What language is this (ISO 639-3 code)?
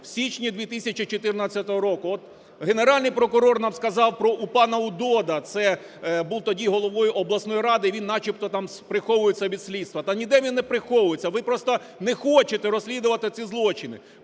ukr